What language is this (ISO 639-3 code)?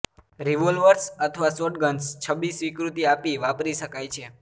guj